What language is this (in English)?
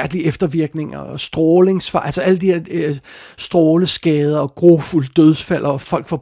Danish